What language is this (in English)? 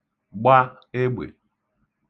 Igbo